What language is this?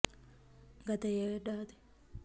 Telugu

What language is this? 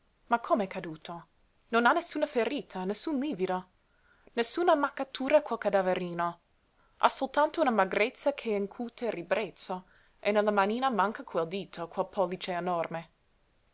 Italian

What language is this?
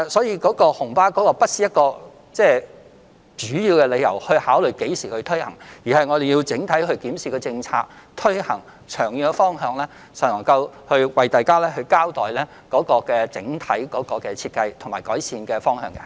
Cantonese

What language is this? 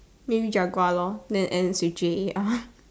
English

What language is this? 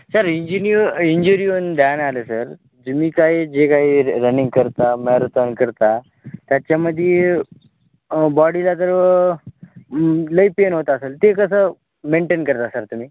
Marathi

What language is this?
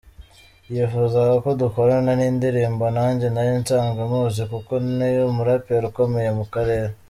Kinyarwanda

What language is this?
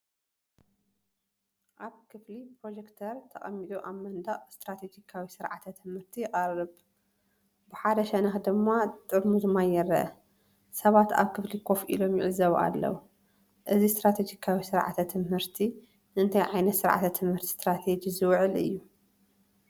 Tigrinya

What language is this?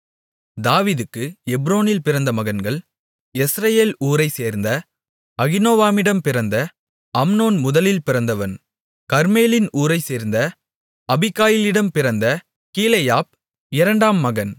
Tamil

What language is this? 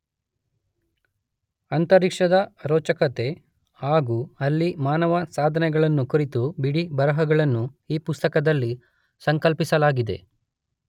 Kannada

